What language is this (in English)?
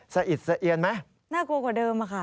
Thai